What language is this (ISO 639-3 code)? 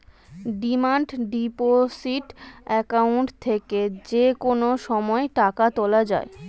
ben